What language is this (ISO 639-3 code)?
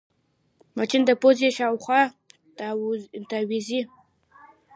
pus